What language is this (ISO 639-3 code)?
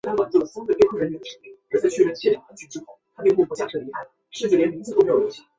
zho